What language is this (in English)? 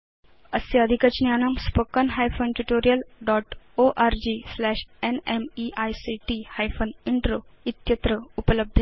Sanskrit